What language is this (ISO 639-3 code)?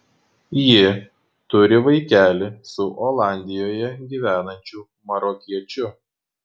lit